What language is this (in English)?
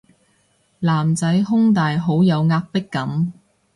Cantonese